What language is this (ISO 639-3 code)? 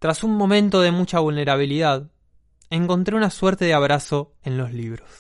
spa